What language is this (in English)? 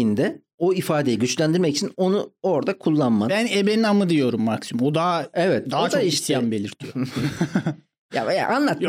Turkish